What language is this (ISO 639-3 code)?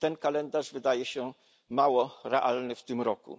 pol